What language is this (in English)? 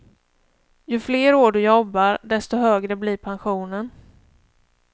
Swedish